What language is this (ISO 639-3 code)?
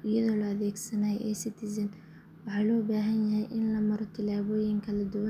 som